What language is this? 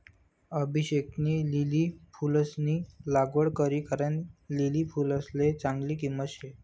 Marathi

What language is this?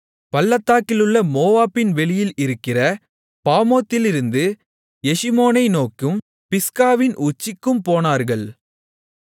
Tamil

